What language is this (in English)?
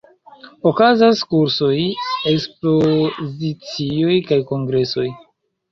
Esperanto